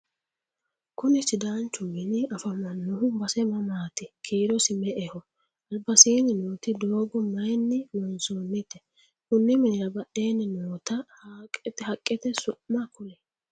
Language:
Sidamo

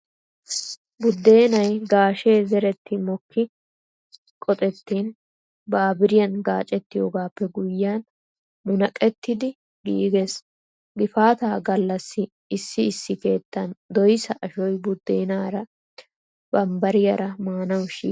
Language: Wolaytta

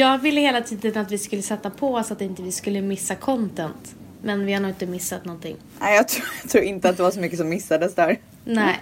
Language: Swedish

